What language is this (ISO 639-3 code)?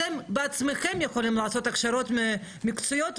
heb